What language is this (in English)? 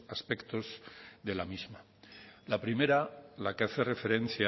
Spanish